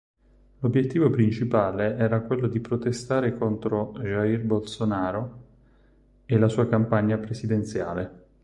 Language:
Italian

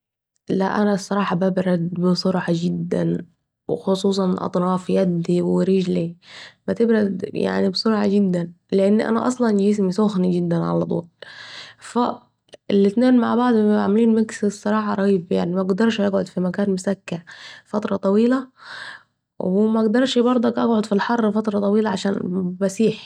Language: Saidi Arabic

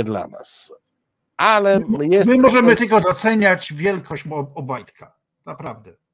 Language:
Polish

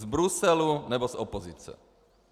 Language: Czech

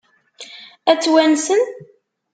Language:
Kabyle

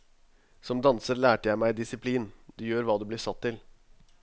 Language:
Norwegian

